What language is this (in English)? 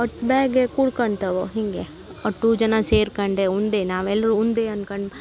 Kannada